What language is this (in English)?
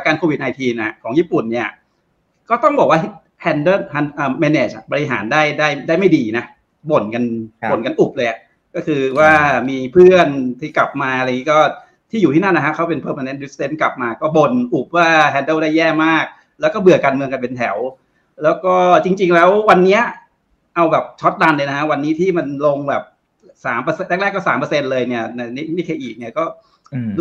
Thai